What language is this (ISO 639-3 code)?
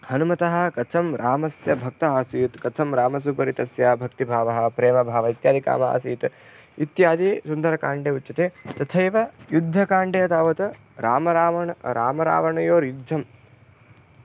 san